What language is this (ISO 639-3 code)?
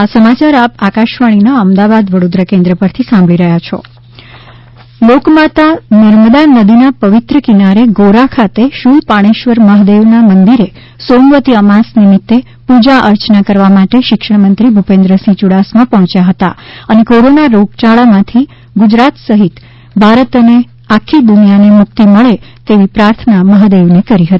guj